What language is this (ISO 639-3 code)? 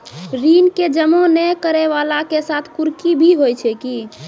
mai